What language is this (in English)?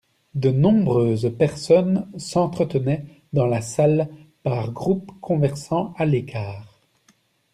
French